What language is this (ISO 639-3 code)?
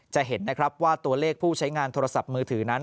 tha